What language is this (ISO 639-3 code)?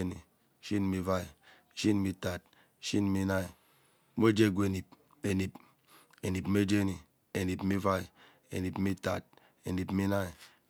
byc